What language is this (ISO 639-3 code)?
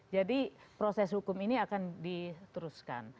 ind